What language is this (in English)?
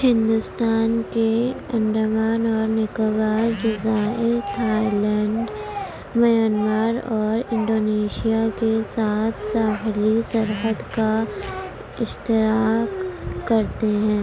Urdu